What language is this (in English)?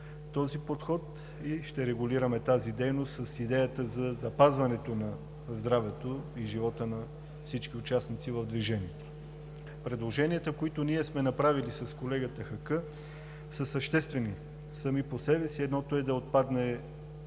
Bulgarian